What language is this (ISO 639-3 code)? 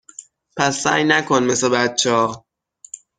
fas